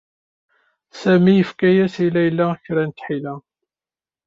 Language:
Kabyle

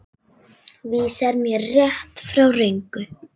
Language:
Icelandic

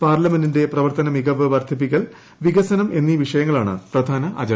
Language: Malayalam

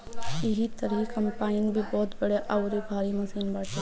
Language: Bhojpuri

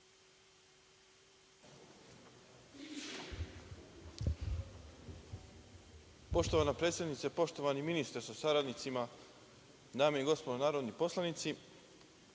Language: Serbian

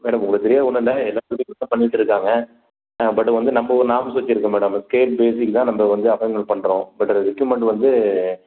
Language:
Tamil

